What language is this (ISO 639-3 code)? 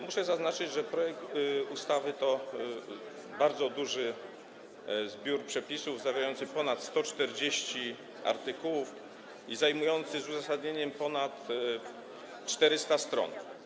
pol